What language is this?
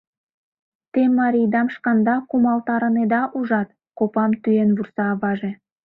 Mari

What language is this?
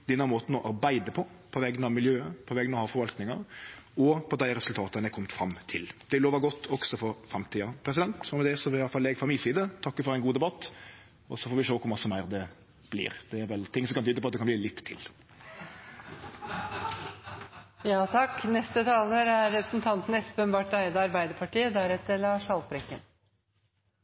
Norwegian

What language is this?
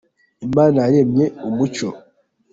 Kinyarwanda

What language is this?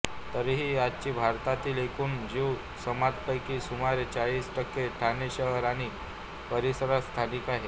Marathi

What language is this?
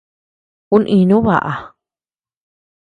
Tepeuxila Cuicatec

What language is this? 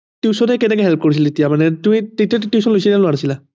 Assamese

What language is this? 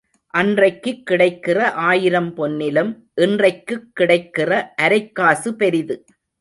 Tamil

